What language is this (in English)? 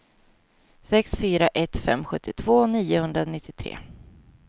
Swedish